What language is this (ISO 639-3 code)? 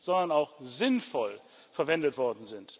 deu